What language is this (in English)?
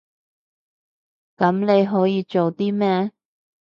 Cantonese